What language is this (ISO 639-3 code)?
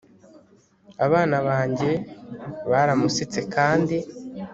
kin